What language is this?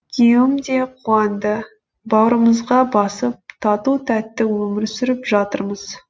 Kazakh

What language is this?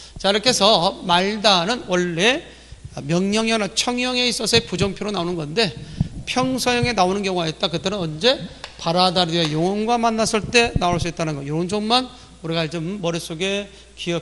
Korean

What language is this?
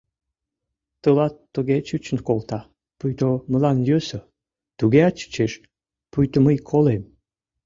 Mari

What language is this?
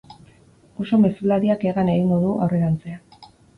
Basque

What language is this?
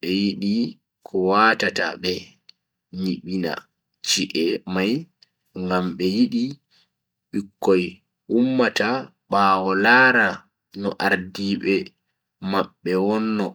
Bagirmi Fulfulde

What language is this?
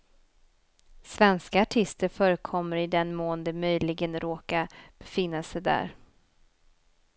Swedish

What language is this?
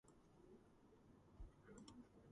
Georgian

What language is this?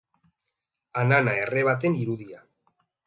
Basque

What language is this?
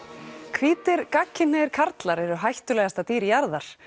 Icelandic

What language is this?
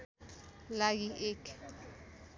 Nepali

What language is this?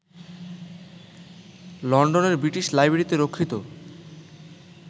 Bangla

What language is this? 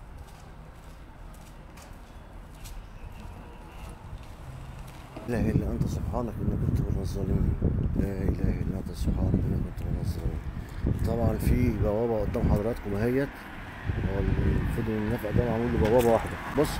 Arabic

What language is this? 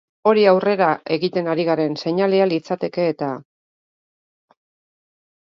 Basque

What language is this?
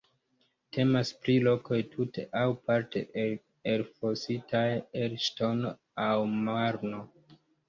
Esperanto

